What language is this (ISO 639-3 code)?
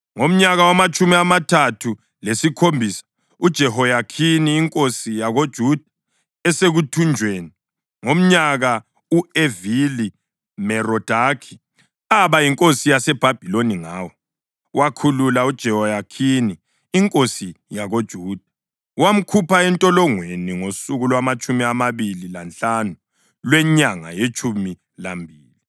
nde